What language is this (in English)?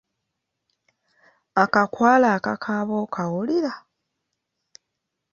Ganda